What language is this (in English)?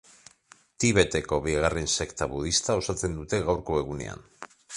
Basque